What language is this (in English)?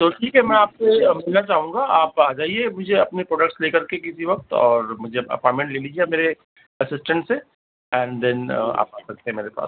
Urdu